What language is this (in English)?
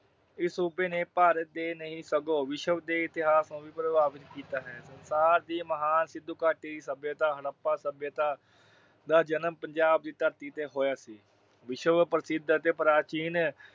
Punjabi